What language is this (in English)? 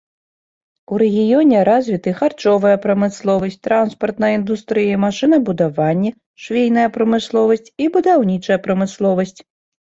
Belarusian